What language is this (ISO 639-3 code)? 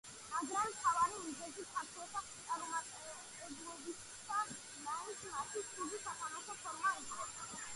kat